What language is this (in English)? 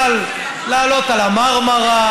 Hebrew